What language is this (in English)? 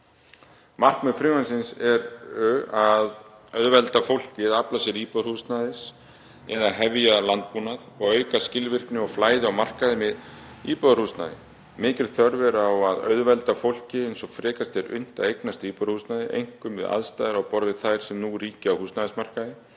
Icelandic